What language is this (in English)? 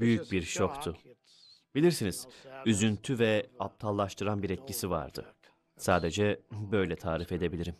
Turkish